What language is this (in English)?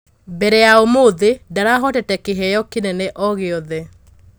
Kikuyu